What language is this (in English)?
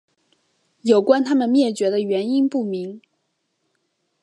Chinese